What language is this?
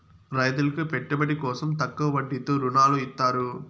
Telugu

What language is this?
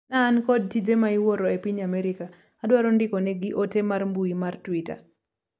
Luo (Kenya and Tanzania)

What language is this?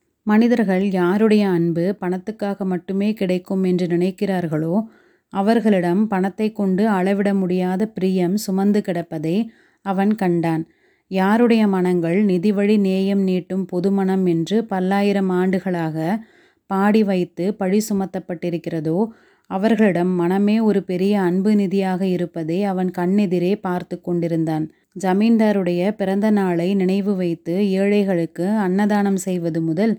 Tamil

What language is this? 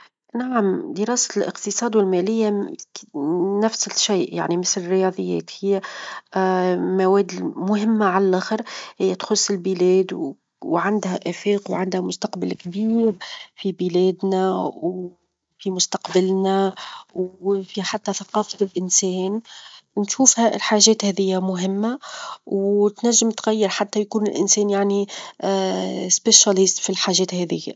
Tunisian Arabic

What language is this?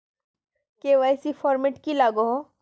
Magahi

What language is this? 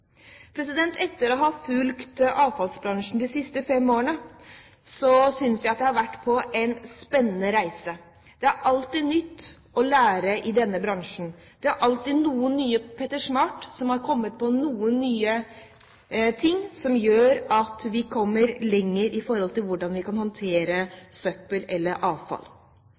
Norwegian Bokmål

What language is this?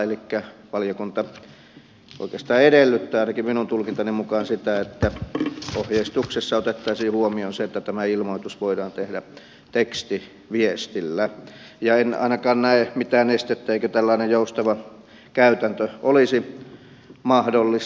Finnish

